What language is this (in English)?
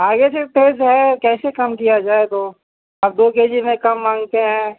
Urdu